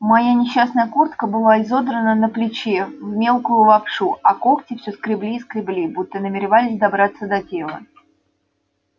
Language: Russian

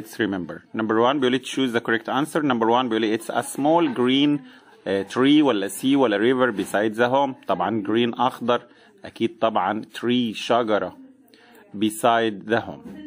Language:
Arabic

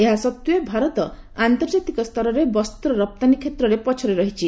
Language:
Odia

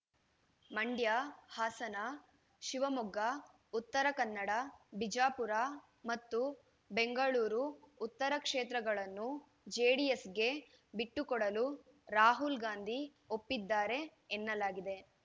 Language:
Kannada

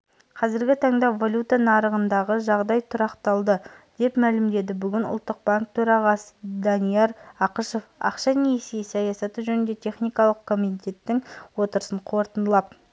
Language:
Kazakh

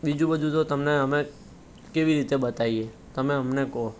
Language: Gujarati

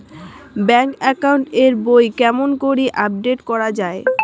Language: Bangla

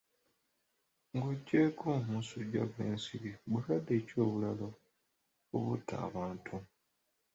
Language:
Ganda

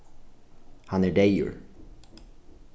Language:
Faroese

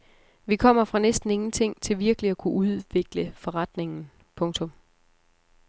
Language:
Danish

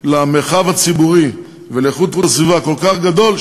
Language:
Hebrew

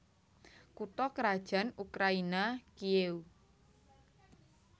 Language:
Javanese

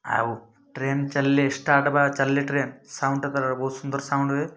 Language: Odia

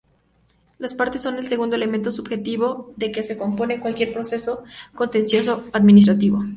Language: Spanish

